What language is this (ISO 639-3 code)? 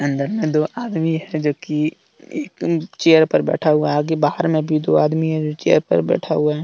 hin